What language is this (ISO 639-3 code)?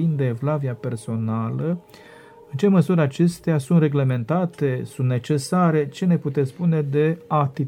ron